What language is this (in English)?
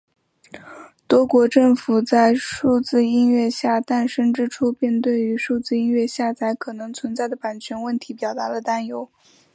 Chinese